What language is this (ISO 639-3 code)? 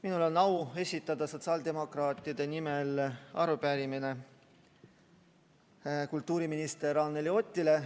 est